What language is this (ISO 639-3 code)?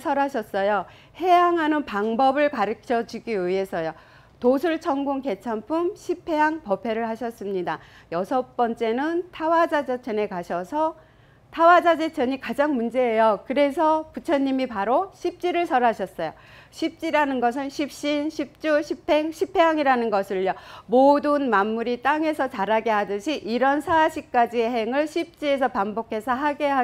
kor